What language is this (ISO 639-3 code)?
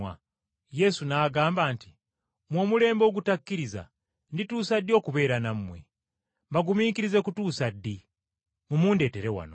lug